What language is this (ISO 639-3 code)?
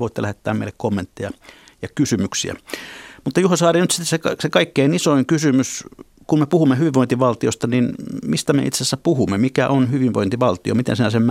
fin